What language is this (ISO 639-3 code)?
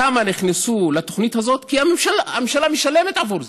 heb